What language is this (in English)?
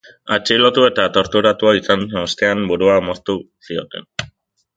Basque